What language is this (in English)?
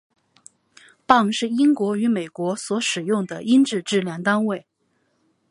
Chinese